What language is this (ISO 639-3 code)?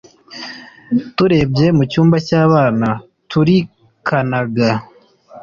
kin